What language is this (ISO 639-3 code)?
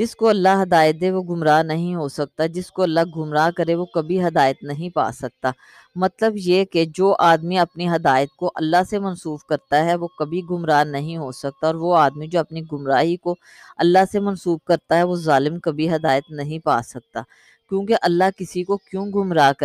urd